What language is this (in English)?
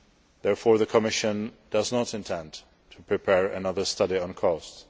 English